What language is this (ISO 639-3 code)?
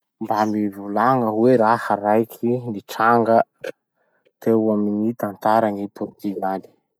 msh